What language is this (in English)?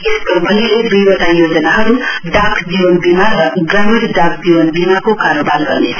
Nepali